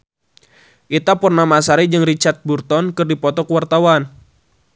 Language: Sundanese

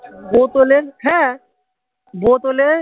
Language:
Bangla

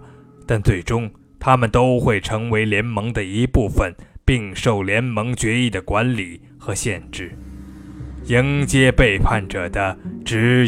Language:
Chinese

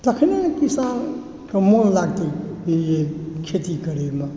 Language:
Maithili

